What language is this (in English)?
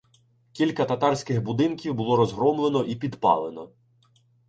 Ukrainian